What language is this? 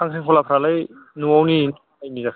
Bodo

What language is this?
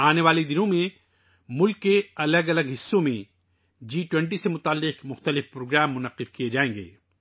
Urdu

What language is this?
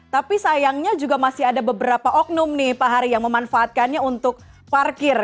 Indonesian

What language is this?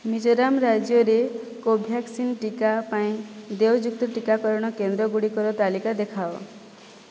Odia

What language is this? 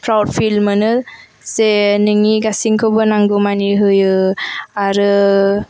Bodo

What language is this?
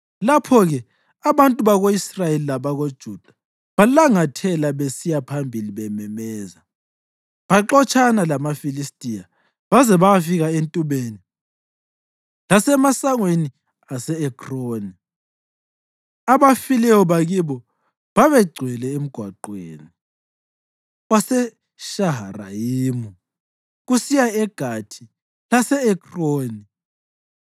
North Ndebele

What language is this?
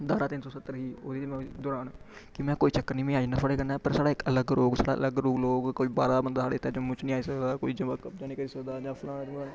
Dogri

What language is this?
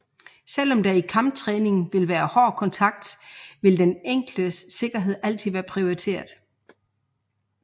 Danish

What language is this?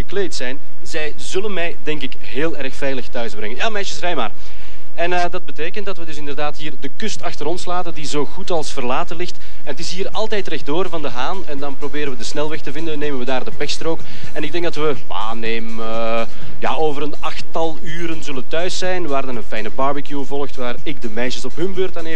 Dutch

